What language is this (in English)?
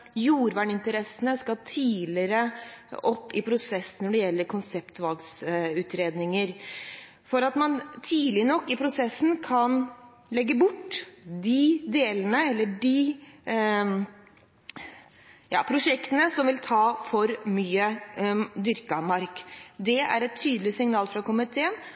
Norwegian Bokmål